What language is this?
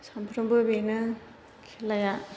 Bodo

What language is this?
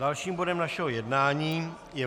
Czech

